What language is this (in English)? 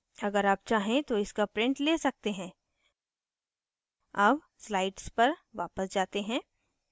Hindi